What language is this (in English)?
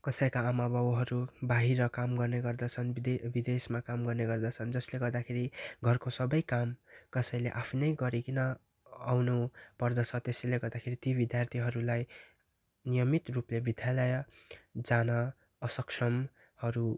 Nepali